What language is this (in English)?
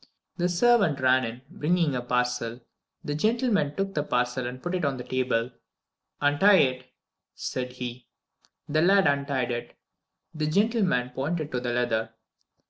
English